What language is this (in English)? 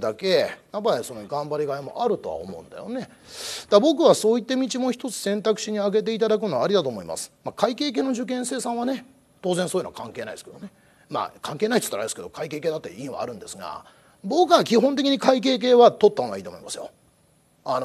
Japanese